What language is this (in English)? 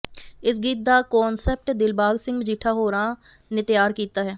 Punjabi